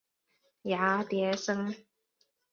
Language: Chinese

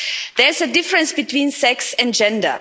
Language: English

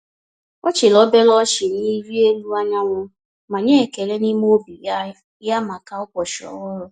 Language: Igbo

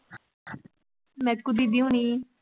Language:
Punjabi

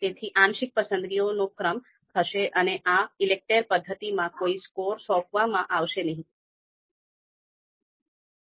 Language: Gujarati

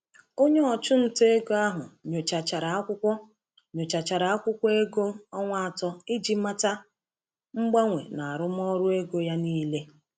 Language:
Igbo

